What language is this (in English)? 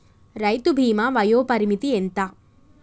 Telugu